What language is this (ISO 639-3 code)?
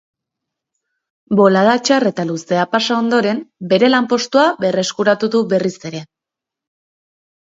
eus